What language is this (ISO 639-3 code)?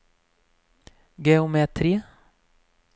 nor